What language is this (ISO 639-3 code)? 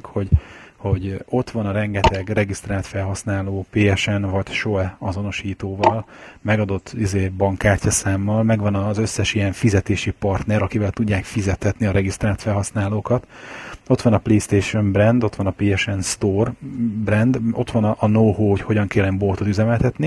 hun